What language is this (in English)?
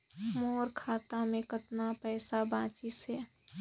Chhattisgarhi